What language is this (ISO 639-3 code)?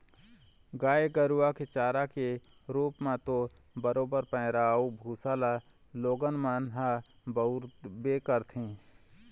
hne